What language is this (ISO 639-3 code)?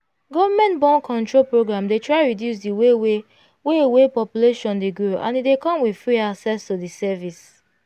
pcm